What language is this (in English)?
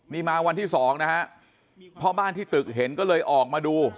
Thai